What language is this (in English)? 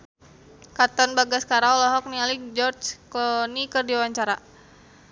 Sundanese